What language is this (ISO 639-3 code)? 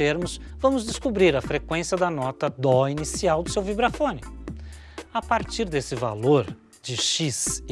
por